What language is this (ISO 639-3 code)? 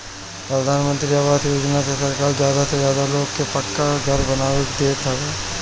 bho